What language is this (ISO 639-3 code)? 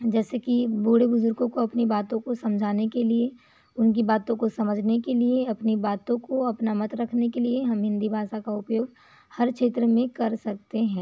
hin